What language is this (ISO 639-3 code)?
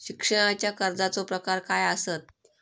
mar